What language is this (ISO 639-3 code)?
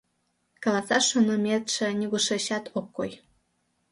chm